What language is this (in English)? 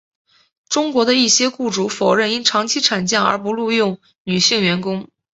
Chinese